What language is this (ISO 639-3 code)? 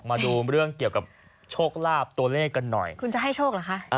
tha